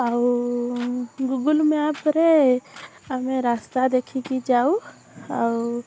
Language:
Odia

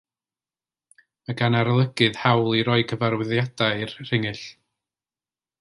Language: Welsh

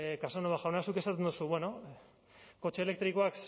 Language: Basque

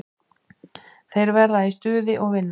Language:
Icelandic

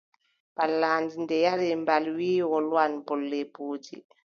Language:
Adamawa Fulfulde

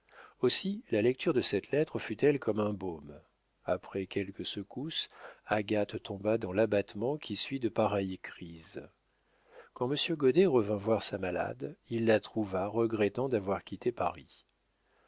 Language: French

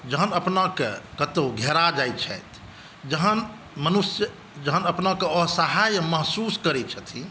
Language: Maithili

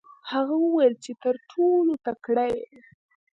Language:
Pashto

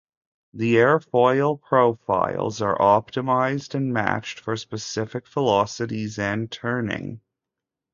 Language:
English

